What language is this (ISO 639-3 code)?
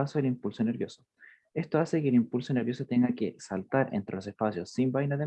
spa